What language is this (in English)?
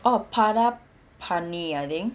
English